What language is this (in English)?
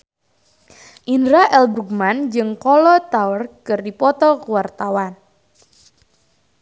Sundanese